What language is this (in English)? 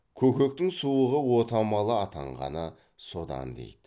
Kazakh